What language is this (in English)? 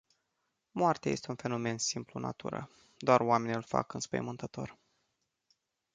Romanian